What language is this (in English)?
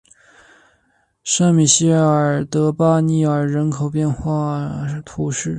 Chinese